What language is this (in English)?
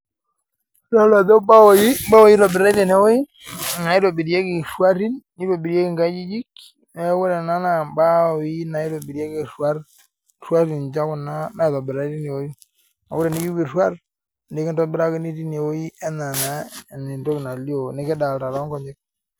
Masai